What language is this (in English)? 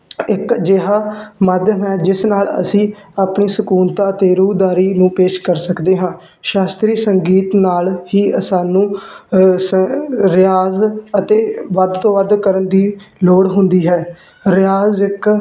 Punjabi